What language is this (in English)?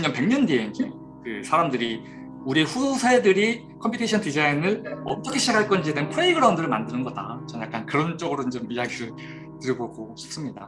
Korean